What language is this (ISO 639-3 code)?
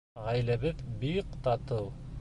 bak